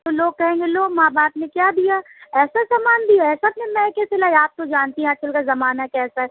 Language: Urdu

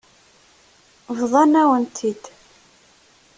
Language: Kabyle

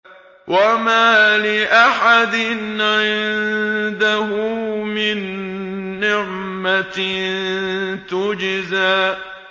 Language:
Arabic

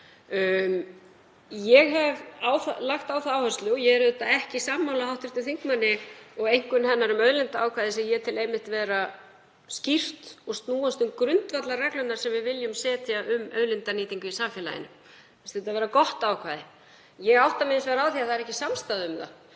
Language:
Icelandic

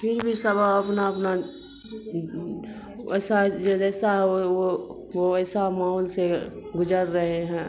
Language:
Urdu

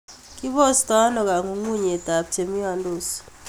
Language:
Kalenjin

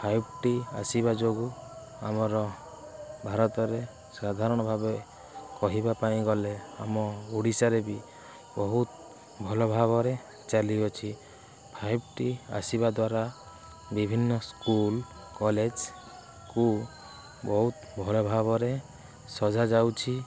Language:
Odia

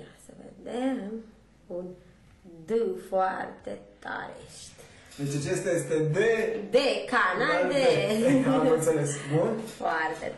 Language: Romanian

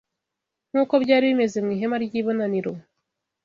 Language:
Kinyarwanda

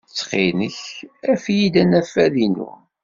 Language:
Kabyle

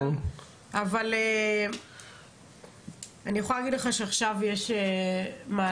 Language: Hebrew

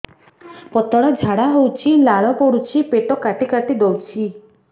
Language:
Odia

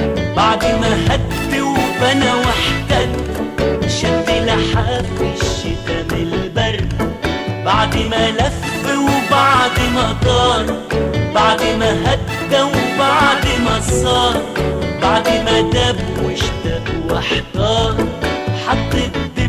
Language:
Arabic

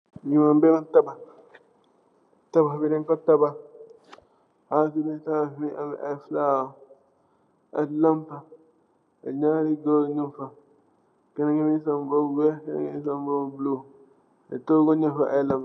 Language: Wolof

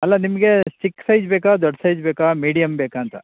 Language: Kannada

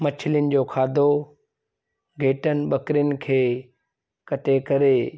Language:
Sindhi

